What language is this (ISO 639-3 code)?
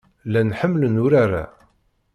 kab